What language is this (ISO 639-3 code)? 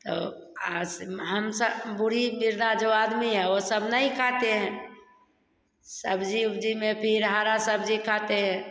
hin